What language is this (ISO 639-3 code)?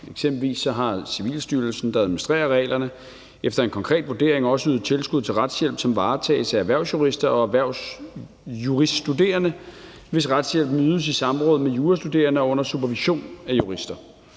dan